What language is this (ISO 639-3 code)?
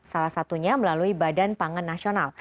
ind